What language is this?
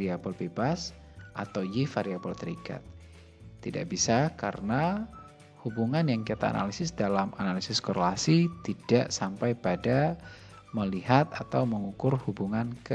Indonesian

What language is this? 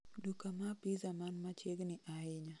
Luo (Kenya and Tanzania)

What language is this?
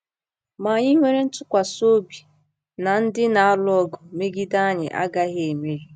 Igbo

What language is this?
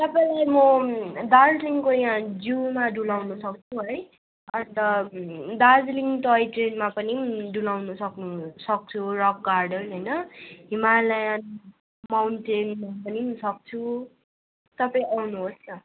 Nepali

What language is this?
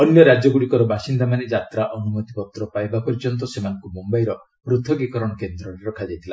Odia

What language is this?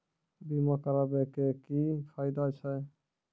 Maithili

